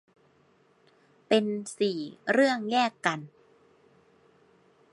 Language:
Thai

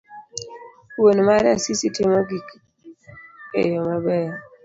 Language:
Luo (Kenya and Tanzania)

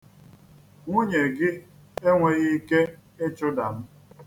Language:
Igbo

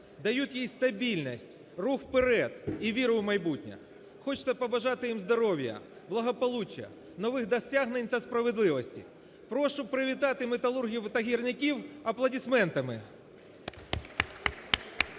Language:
Ukrainian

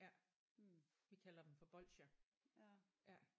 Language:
Danish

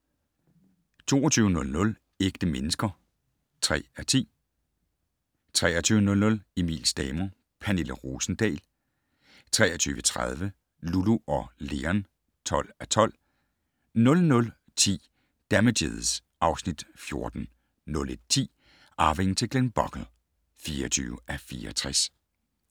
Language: Danish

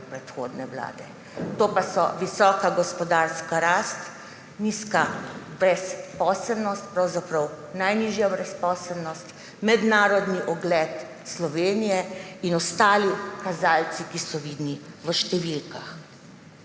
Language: Slovenian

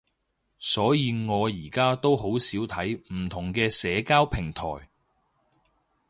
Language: Cantonese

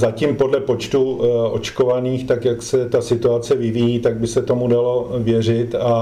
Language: Czech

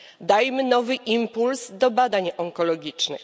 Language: Polish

